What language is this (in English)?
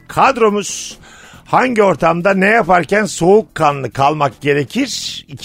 Turkish